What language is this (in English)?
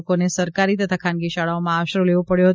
Gujarati